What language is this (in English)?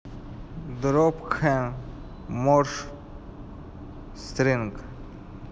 Russian